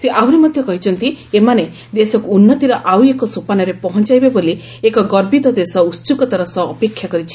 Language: Odia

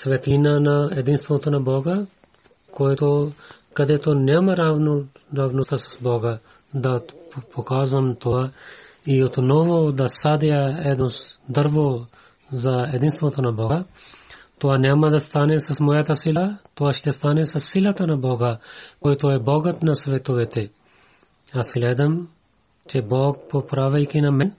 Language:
Bulgarian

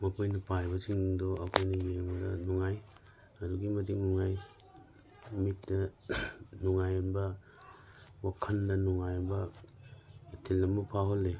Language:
Manipuri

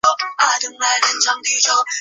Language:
Chinese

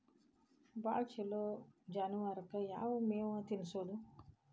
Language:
Kannada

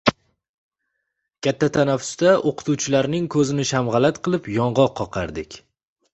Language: Uzbek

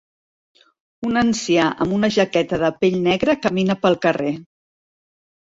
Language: Catalan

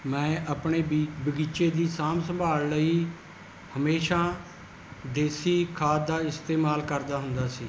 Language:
Punjabi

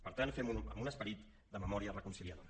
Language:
Catalan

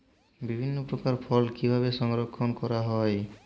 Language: Bangla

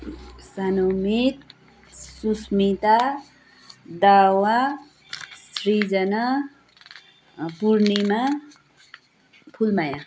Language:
Nepali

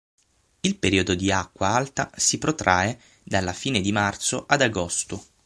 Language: Italian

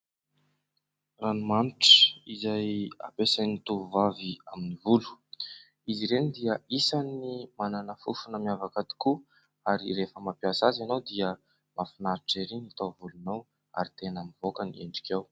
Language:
Malagasy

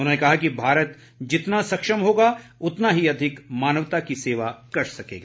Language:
Hindi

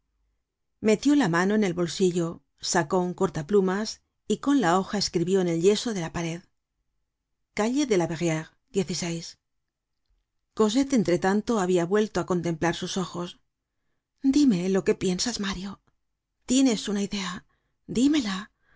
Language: Spanish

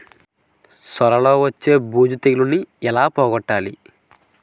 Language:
Telugu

